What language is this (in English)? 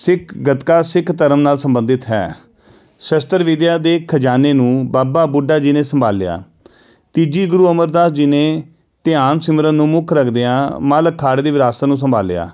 Punjabi